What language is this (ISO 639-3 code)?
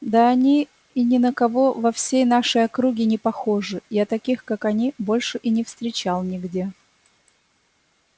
rus